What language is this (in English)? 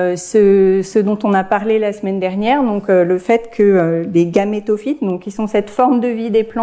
French